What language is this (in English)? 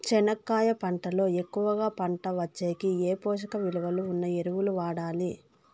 Telugu